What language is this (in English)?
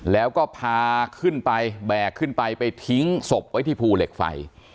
Thai